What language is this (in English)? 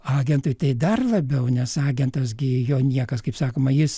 Lithuanian